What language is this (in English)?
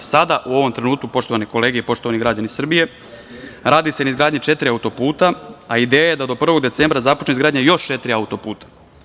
Serbian